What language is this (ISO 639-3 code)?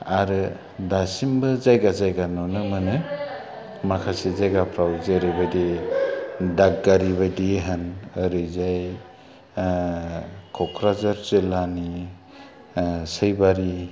brx